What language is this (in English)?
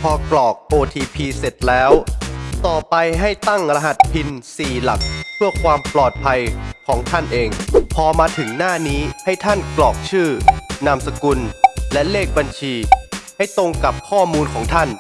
Thai